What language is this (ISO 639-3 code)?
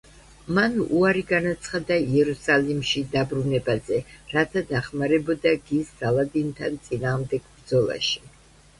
kat